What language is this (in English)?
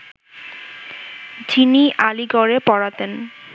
Bangla